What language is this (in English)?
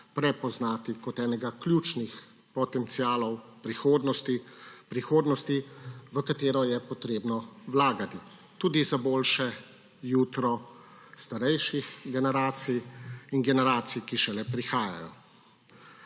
Slovenian